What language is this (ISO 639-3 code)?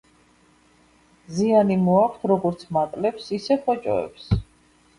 kat